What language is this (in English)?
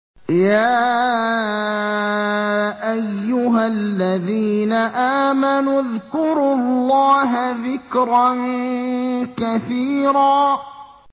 Arabic